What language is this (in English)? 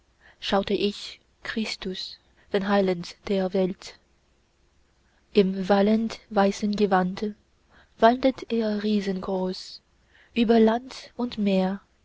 German